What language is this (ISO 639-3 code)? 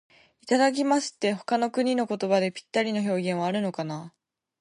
jpn